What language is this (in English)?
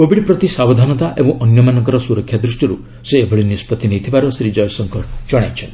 Odia